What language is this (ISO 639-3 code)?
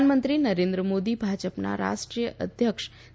guj